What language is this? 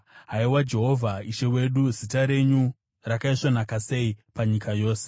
Shona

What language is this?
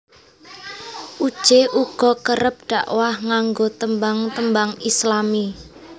Javanese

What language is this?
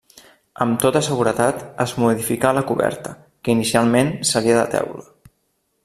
Catalan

